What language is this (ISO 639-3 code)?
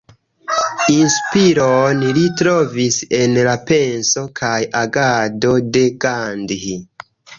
epo